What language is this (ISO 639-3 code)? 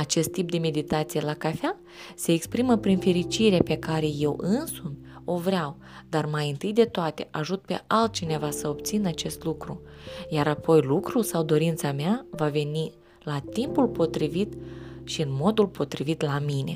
ron